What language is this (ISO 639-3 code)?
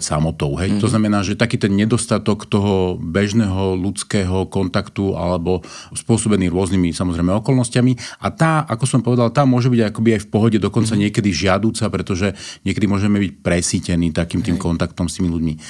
slk